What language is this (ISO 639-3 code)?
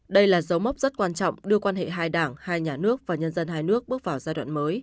vie